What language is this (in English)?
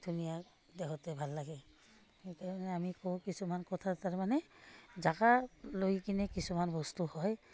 Assamese